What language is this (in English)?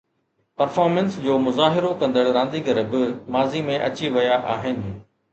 Sindhi